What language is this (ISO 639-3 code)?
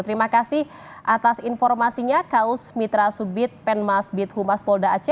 ind